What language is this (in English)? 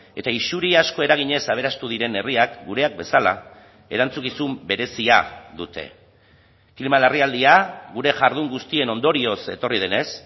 Basque